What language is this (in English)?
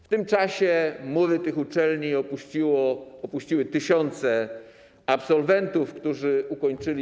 Polish